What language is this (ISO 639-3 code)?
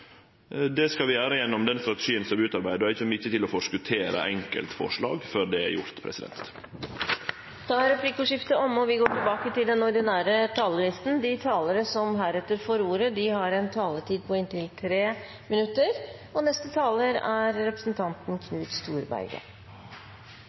nor